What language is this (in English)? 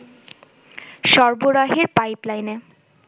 Bangla